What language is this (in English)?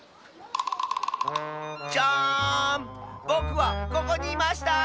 Japanese